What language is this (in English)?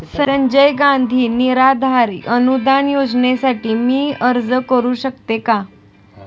Marathi